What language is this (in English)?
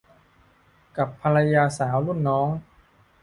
Thai